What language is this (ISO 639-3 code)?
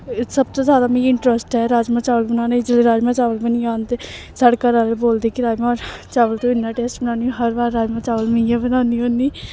doi